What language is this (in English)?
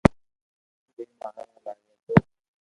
Loarki